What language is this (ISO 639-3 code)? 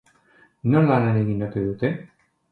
eus